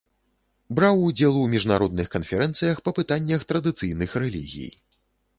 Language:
Belarusian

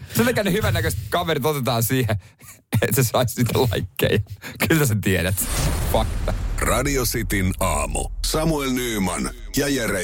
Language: Finnish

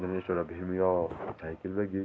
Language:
Garhwali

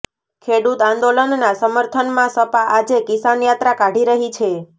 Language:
Gujarati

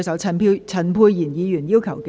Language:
Cantonese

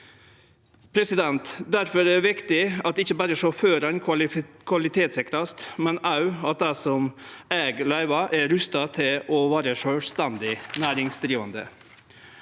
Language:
Norwegian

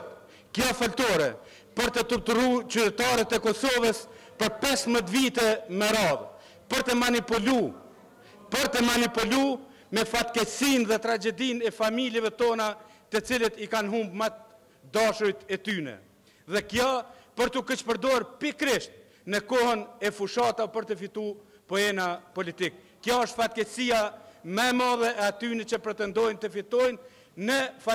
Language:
Romanian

